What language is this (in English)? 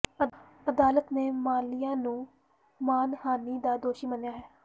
Punjabi